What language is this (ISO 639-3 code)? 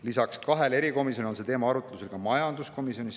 est